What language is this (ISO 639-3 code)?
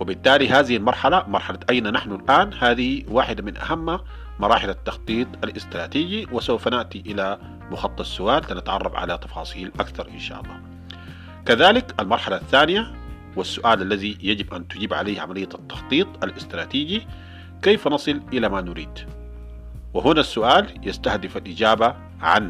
ara